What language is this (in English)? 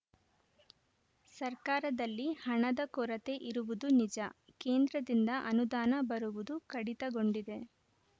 Kannada